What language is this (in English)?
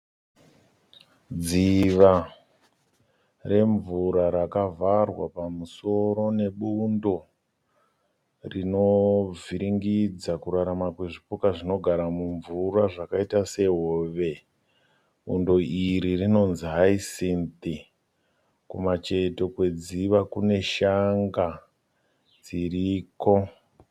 Shona